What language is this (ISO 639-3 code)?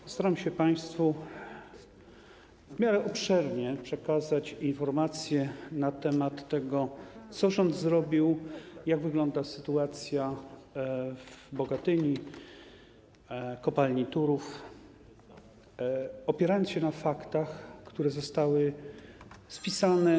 pol